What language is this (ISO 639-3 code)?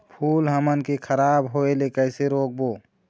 hne